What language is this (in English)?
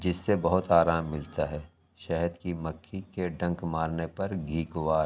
Urdu